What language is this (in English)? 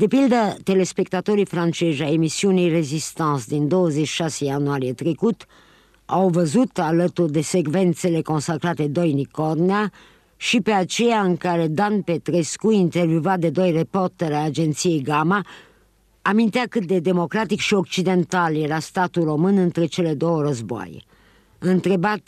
Romanian